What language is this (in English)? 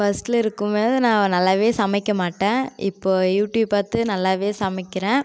Tamil